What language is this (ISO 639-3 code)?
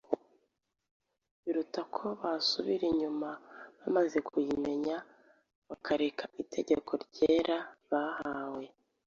kin